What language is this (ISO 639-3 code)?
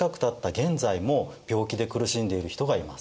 jpn